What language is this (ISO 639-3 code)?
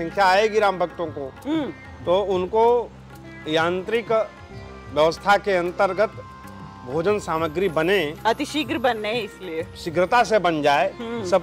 tel